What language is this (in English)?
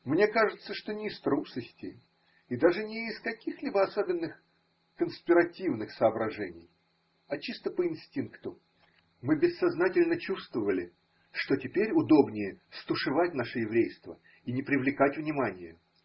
Russian